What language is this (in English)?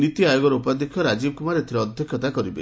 Odia